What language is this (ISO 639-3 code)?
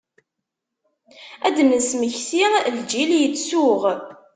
kab